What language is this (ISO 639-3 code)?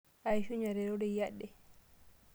mas